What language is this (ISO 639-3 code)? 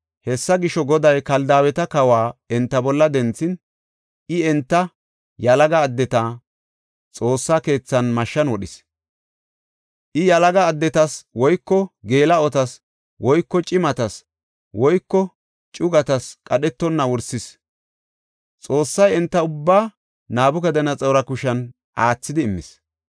gof